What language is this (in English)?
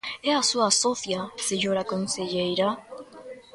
Galician